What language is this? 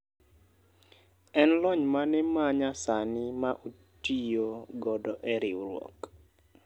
Luo (Kenya and Tanzania)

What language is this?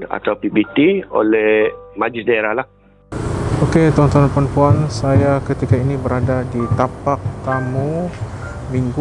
Malay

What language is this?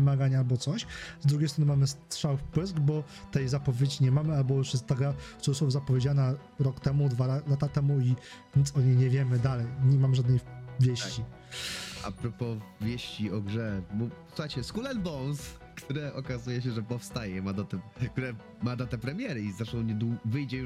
Polish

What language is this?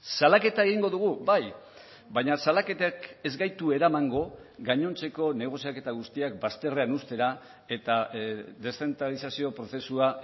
Basque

